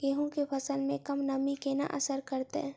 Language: Maithili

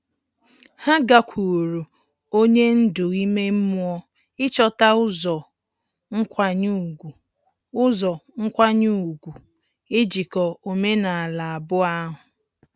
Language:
Igbo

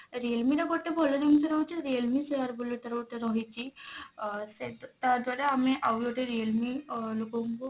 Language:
Odia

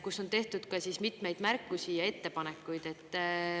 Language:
Estonian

